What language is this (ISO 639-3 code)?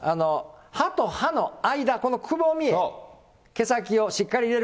jpn